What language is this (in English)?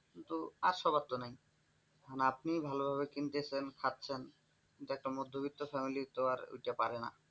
Bangla